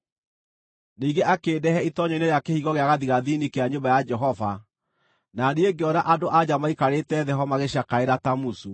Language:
Kikuyu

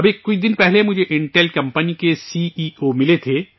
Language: Urdu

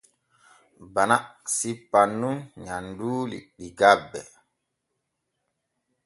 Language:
Borgu Fulfulde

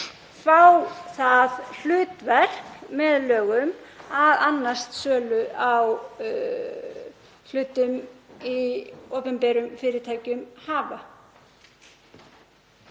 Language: Icelandic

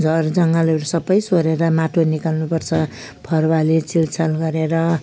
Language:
Nepali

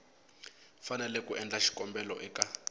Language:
Tsonga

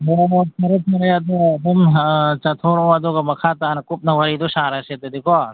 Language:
Manipuri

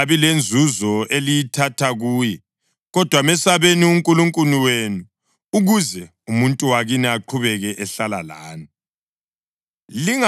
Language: North Ndebele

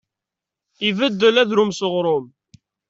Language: Kabyle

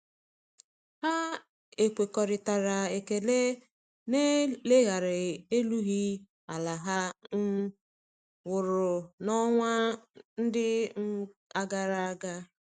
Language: Igbo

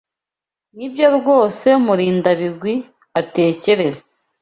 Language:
Kinyarwanda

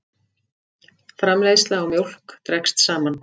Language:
Icelandic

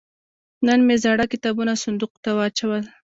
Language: Pashto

